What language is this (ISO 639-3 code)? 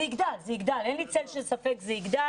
heb